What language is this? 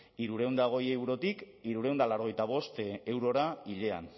Basque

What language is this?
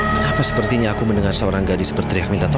Indonesian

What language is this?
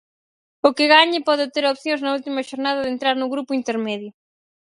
Galician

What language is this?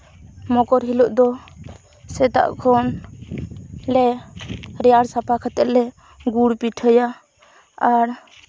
Santali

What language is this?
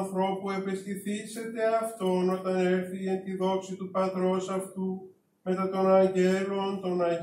Greek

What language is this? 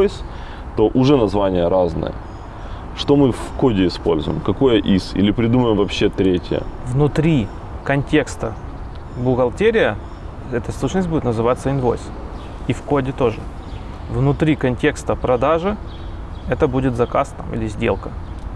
Russian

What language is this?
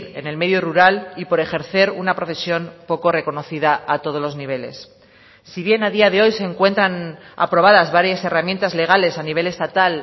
Spanish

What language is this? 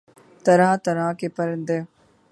Urdu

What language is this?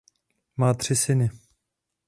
Czech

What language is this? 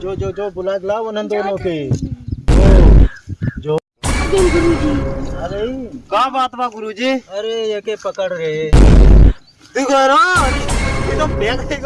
Hindi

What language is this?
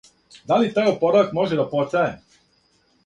Serbian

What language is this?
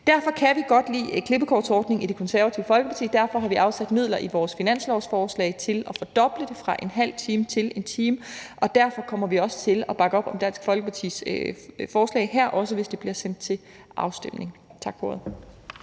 Danish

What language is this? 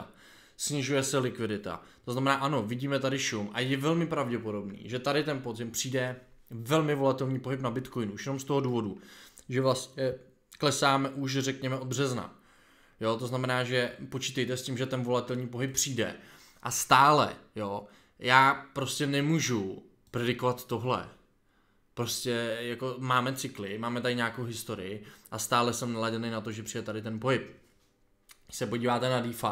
Czech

